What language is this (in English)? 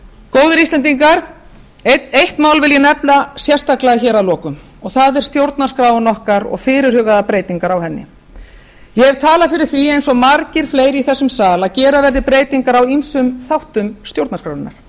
Icelandic